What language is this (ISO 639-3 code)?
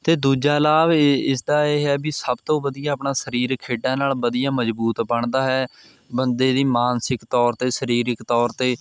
pan